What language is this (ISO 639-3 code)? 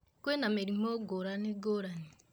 kik